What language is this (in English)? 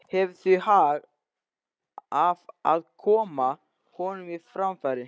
Icelandic